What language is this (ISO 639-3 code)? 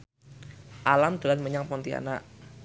jav